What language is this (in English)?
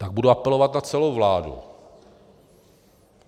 Czech